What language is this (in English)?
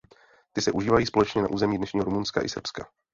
Czech